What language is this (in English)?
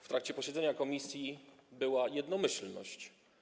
Polish